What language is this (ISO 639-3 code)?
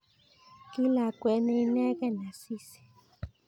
kln